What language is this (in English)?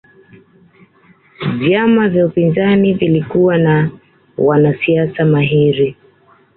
Swahili